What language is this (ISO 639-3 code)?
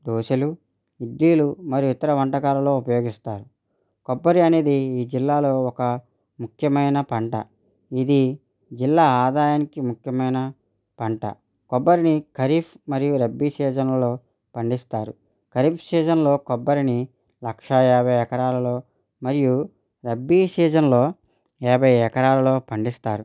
tel